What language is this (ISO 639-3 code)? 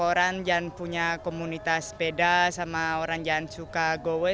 ind